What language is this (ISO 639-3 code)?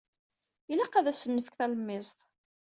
kab